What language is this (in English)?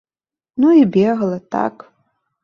Belarusian